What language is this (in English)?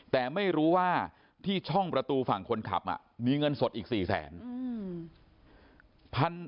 Thai